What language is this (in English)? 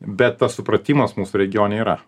Lithuanian